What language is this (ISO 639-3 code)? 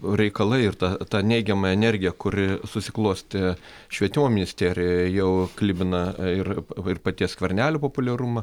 lit